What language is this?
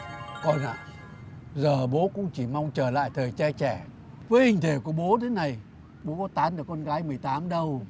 Vietnamese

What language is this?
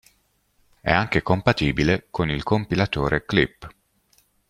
Italian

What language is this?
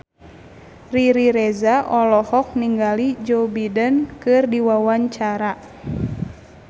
Sundanese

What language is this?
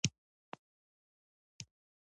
Pashto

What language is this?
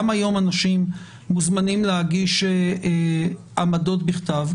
Hebrew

